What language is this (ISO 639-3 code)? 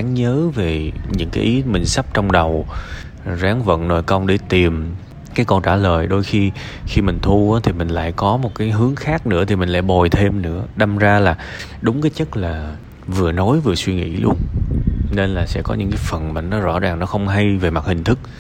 vie